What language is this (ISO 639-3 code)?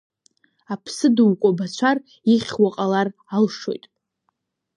abk